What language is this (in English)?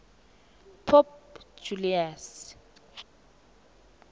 South Ndebele